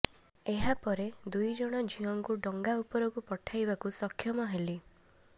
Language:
Odia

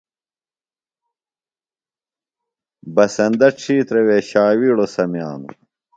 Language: Phalura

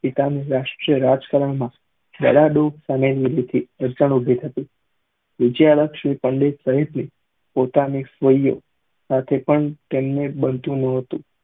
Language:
Gujarati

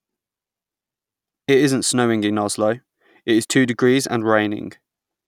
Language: English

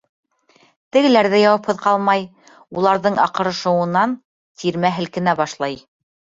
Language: Bashkir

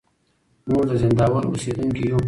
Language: Pashto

